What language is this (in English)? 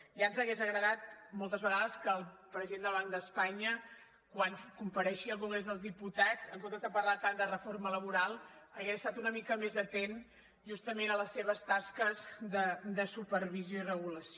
Catalan